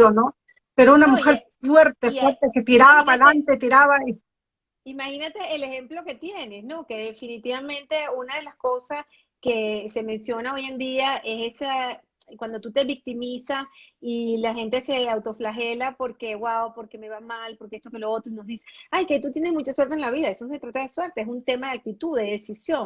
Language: Spanish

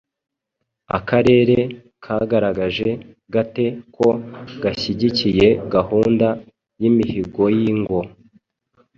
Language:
Kinyarwanda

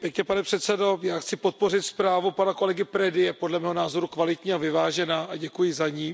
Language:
Czech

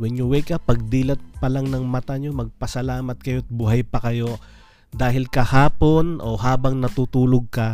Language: Filipino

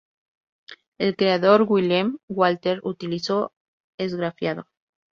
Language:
Spanish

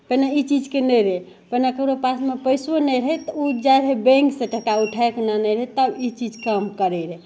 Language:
Maithili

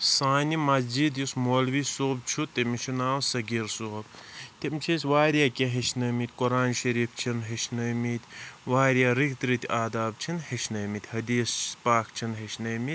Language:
Kashmiri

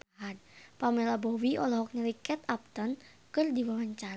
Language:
Sundanese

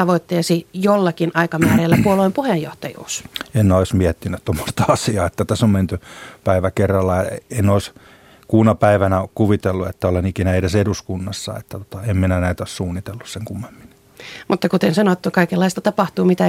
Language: Finnish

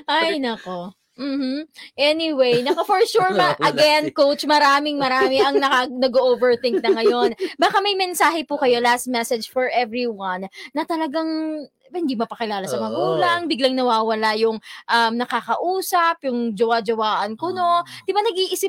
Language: Filipino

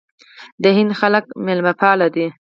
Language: Pashto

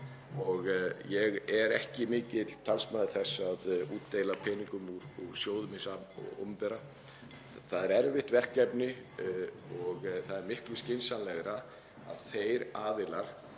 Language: Icelandic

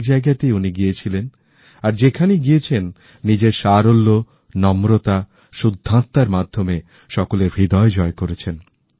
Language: Bangla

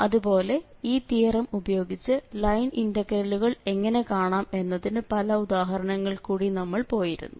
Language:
Malayalam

